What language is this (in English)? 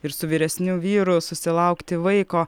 Lithuanian